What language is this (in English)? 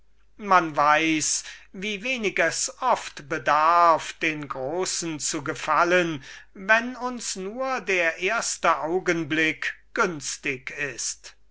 German